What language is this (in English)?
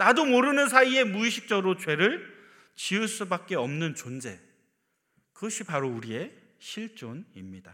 Korean